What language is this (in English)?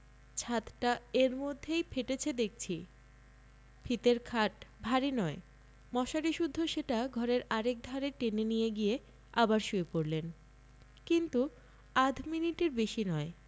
Bangla